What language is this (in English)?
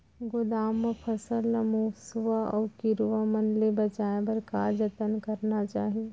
Chhattisgarhi